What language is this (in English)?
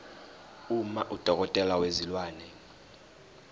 Zulu